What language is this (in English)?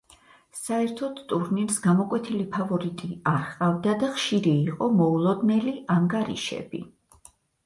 Georgian